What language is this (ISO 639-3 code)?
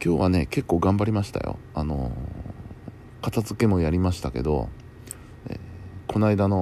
jpn